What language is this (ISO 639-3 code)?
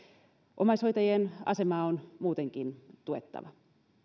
fin